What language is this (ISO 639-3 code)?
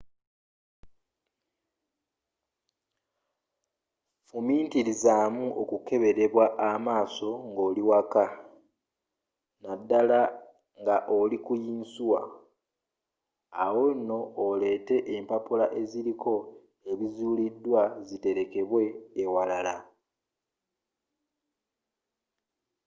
lug